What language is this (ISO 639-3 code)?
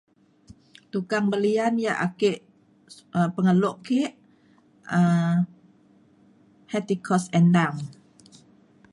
xkl